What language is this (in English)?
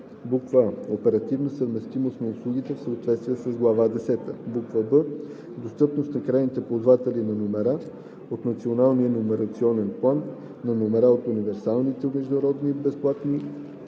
Bulgarian